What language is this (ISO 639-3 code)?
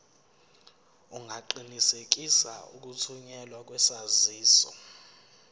zul